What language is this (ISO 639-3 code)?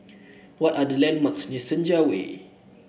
eng